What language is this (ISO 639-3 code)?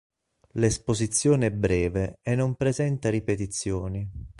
ita